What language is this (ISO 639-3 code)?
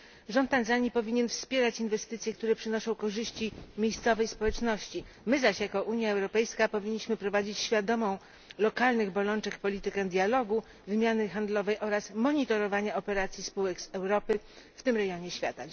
pol